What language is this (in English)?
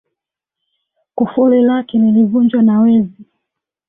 Swahili